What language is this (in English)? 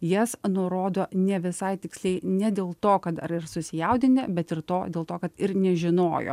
Lithuanian